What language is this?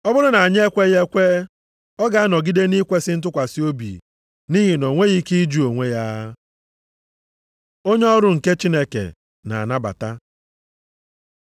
Igbo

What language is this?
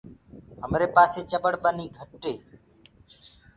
Gurgula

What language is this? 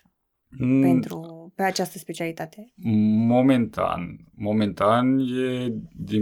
Romanian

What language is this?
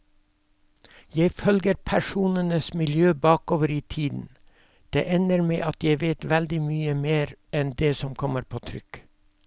Norwegian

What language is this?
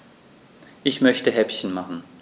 German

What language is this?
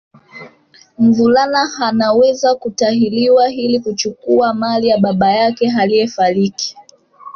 Swahili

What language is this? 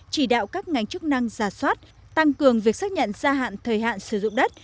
Vietnamese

